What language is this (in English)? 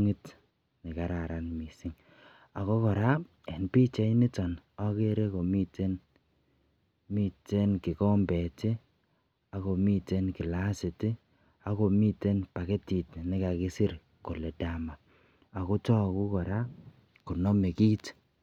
Kalenjin